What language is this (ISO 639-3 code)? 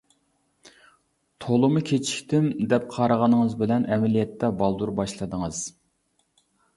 uig